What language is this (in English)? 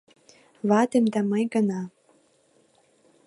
Mari